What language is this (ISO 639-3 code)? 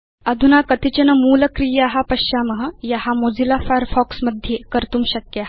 san